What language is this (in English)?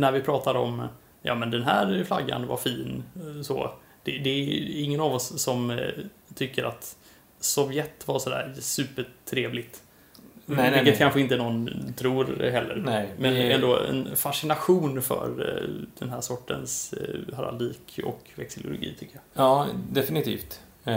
Swedish